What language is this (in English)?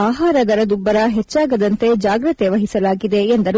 Kannada